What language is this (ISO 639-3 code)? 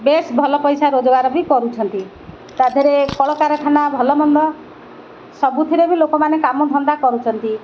ori